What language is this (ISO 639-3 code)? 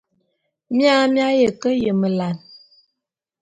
bum